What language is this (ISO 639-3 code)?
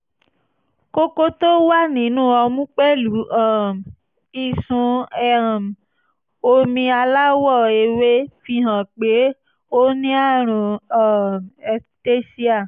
yor